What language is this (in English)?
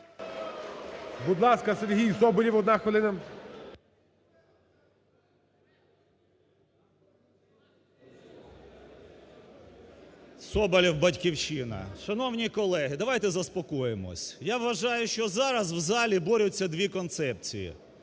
Ukrainian